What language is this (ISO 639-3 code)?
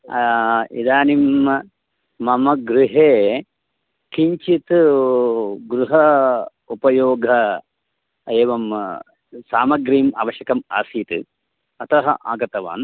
san